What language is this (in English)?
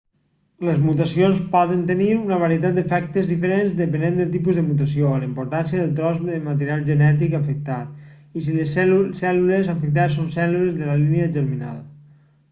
Catalan